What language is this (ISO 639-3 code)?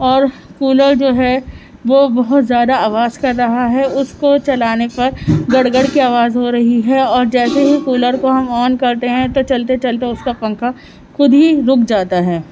urd